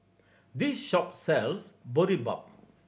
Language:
English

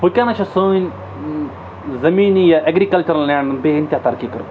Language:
Kashmiri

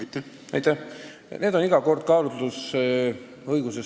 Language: Estonian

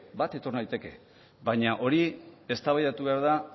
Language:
Basque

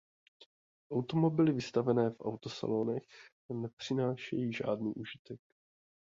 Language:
Czech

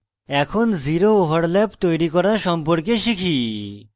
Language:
Bangla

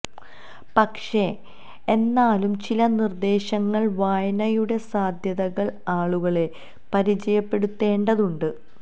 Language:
Malayalam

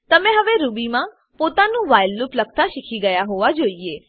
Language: Gujarati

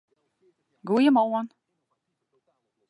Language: Western Frisian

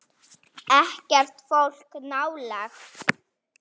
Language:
Icelandic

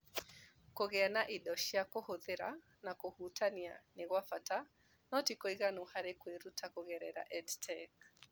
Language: Kikuyu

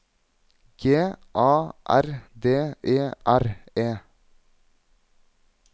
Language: Norwegian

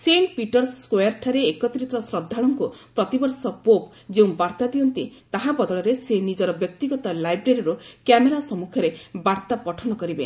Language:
Odia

